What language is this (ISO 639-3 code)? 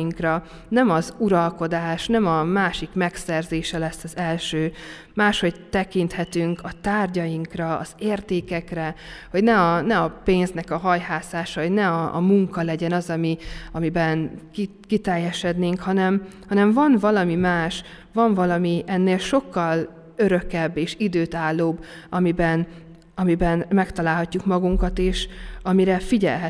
hun